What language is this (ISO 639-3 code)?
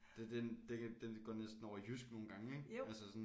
dan